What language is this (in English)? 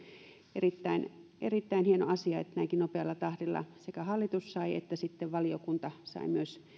Finnish